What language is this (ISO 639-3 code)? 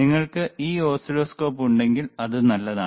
mal